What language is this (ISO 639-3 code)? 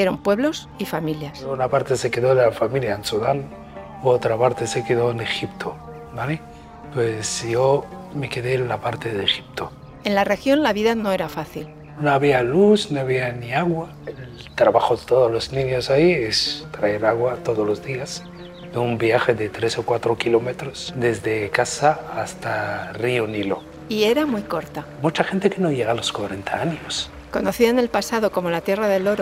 spa